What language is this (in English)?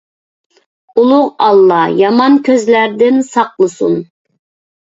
Uyghur